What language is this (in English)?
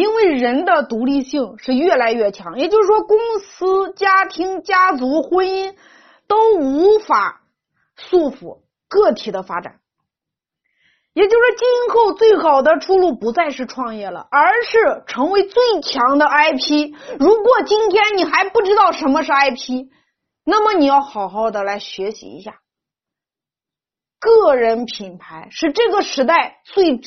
Chinese